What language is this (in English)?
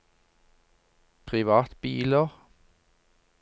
Norwegian